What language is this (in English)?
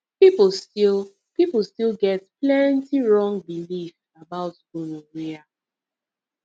Nigerian Pidgin